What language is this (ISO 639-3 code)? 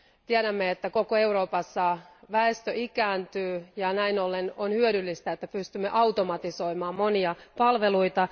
fin